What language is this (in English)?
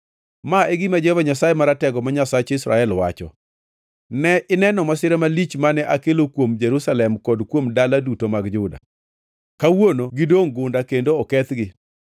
Luo (Kenya and Tanzania)